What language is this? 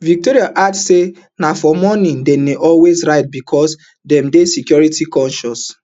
Nigerian Pidgin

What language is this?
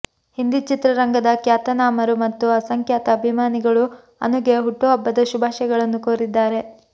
Kannada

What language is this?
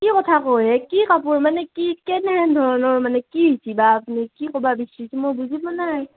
Assamese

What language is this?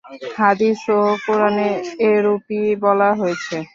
Bangla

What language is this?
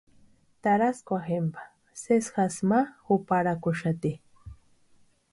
Western Highland Purepecha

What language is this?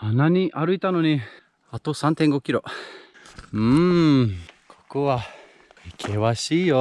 Japanese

